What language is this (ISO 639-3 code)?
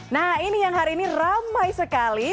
ind